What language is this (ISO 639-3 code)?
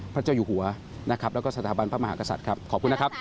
tha